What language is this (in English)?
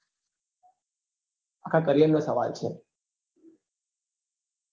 Gujarati